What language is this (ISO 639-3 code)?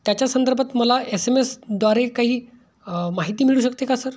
mar